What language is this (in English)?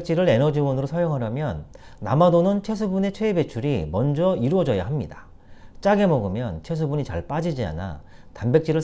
Korean